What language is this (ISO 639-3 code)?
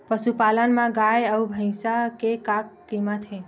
hne